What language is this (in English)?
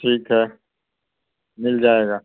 Urdu